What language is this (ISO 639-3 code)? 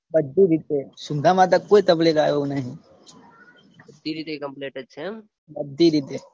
guj